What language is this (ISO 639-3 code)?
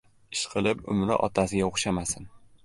uzb